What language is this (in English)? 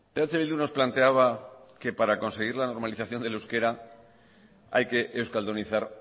Spanish